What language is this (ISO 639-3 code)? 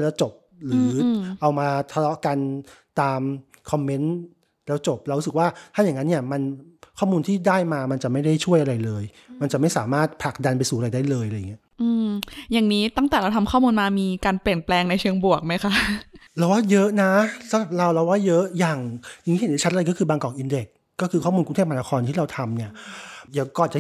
tha